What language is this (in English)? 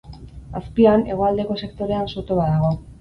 Basque